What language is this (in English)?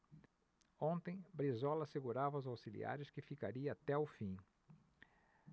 Portuguese